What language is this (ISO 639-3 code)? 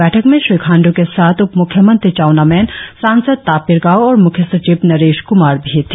hin